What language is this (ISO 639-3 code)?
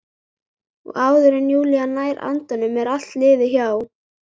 isl